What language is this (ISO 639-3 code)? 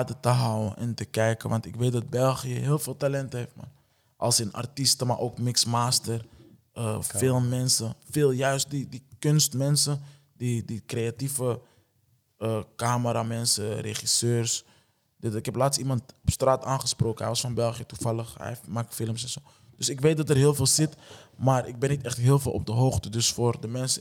nld